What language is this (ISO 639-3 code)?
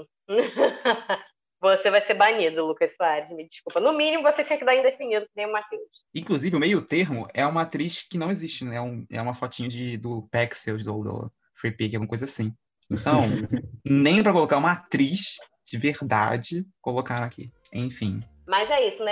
por